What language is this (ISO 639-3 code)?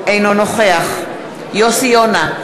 heb